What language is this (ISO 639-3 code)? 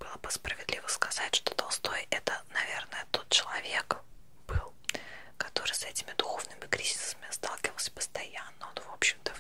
rus